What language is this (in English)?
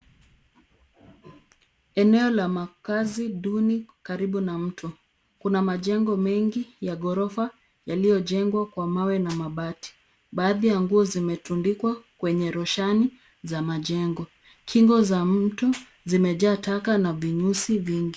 Swahili